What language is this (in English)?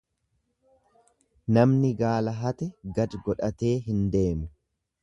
Oromo